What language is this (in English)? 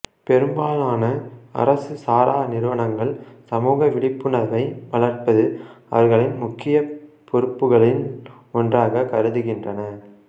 Tamil